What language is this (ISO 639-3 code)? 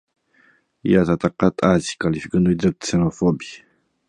ron